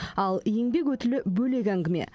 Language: Kazakh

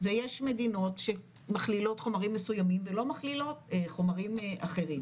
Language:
Hebrew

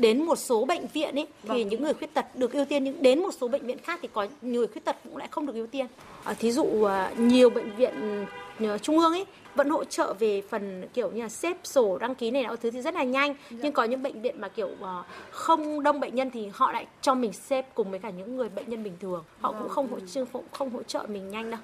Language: Vietnamese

